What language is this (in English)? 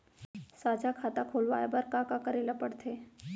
Chhattisgarhi